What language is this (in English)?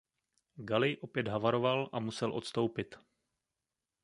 Czech